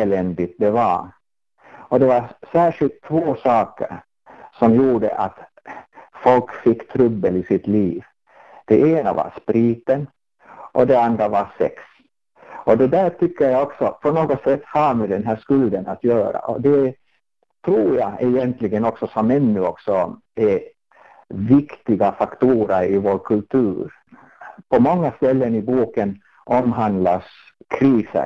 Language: Swedish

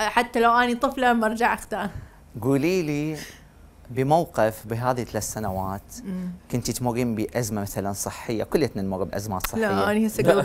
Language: Arabic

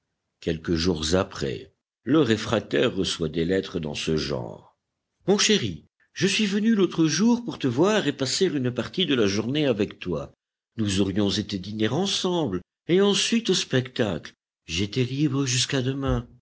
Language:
French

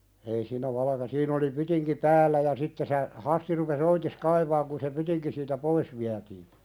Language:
Finnish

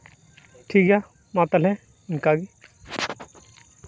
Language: Santali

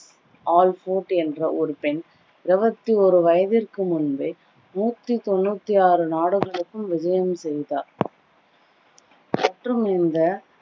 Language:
Tamil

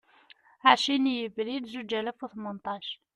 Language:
Kabyle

